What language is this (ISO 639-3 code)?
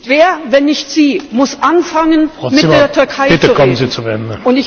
deu